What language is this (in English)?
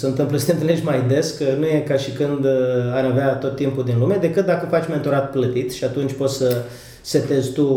Romanian